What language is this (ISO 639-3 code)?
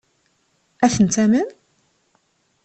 kab